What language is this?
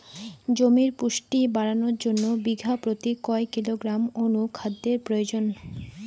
Bangla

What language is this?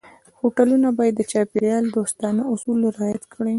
Pashto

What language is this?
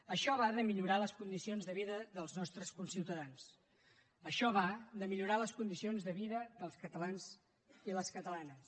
Catalan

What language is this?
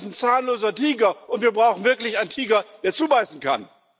German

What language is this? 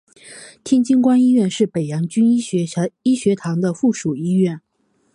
Chinese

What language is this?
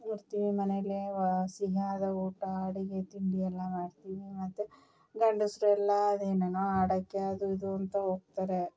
Kannada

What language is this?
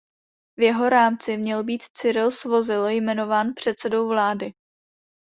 Czech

